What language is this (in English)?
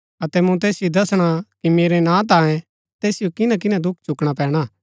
Gaddi